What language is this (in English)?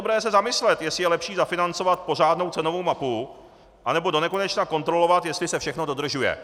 Czech